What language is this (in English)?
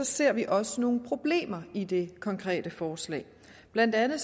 Danish